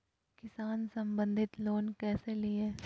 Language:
Magahi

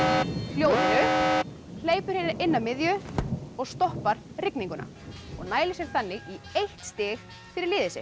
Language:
Icelandic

